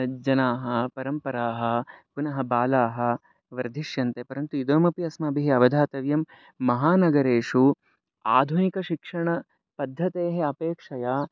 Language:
Sanskrit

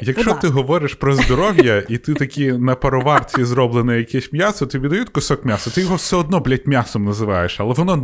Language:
Ukrainian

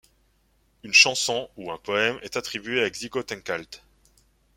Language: French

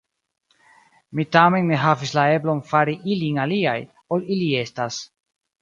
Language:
Esperanto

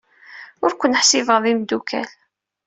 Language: Kabyle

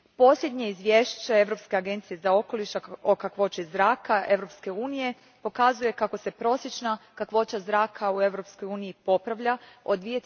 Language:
Croatian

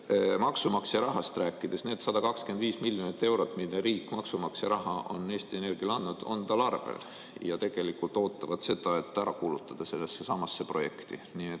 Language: Estonian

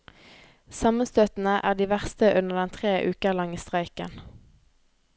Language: Norwegian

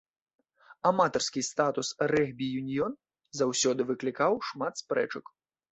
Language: Belarusian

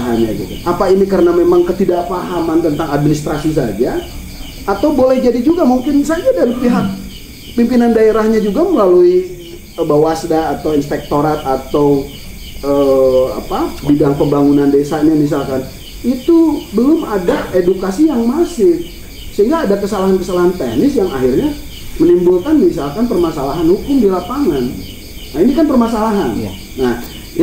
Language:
Indonesian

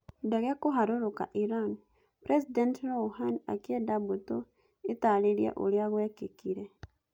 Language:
Kikuyu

